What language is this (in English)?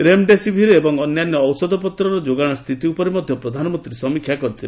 Odia